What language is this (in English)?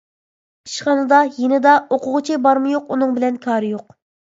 Uyghur